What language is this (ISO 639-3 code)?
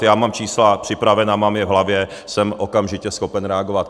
ces